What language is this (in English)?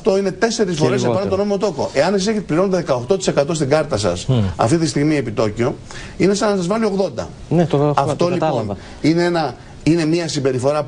Greek